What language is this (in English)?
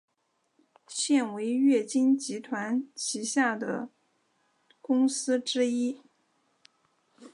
Chinese